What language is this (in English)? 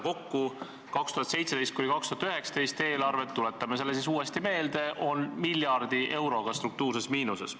Estonian